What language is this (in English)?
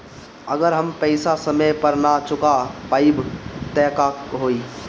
Bhojpuri